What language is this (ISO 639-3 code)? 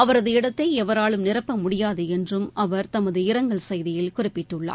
tam